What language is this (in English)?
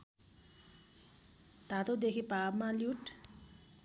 Nepali